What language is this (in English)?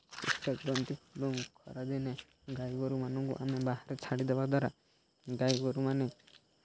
Odia